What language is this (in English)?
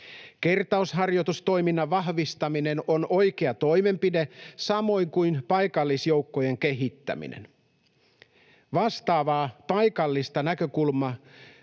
Finnish